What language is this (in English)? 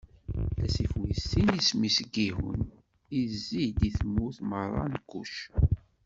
Kabyle